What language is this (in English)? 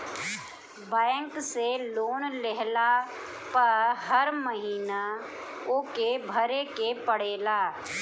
Bhojpuri